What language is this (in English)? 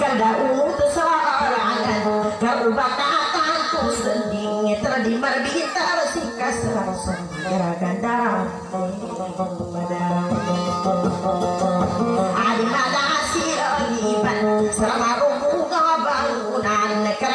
Thai